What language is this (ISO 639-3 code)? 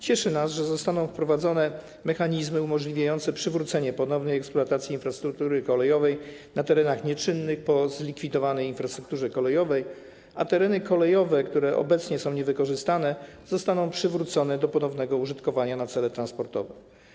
pol